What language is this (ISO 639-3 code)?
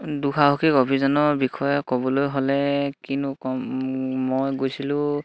asm